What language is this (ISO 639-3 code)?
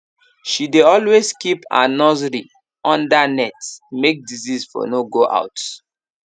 pcm